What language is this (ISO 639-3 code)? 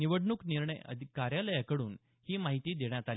mar